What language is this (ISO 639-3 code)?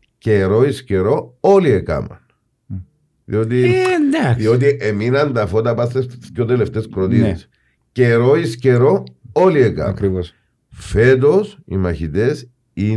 ell